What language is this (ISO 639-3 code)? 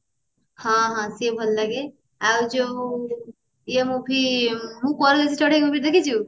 ori